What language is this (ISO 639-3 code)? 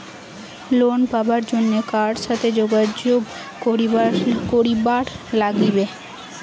ben